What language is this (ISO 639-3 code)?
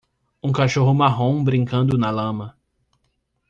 por